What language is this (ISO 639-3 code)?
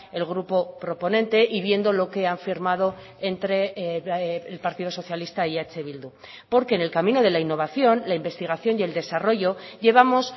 spa